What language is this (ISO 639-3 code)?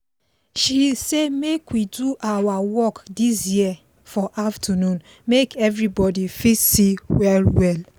pcm